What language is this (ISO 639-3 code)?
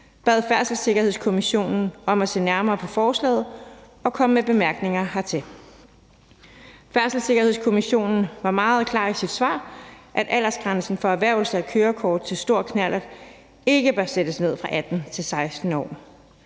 dan